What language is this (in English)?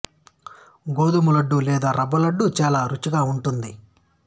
Telugu